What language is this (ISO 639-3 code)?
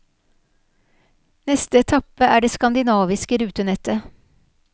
nor